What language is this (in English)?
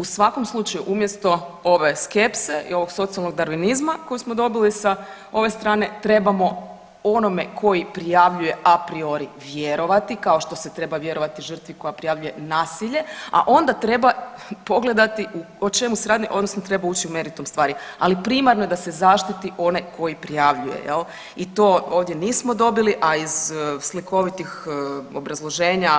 Croatian